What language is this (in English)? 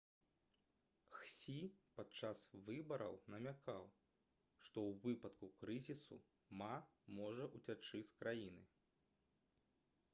Belarusian